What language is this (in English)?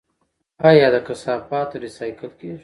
Pashto